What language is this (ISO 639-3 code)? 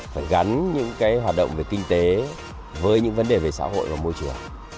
vie